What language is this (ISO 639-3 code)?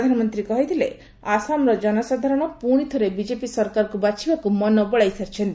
ori